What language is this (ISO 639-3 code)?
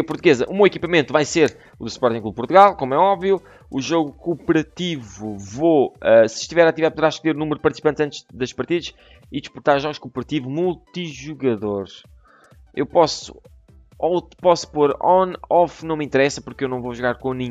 por